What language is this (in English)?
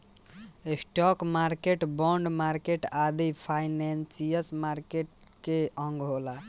Bhojpuri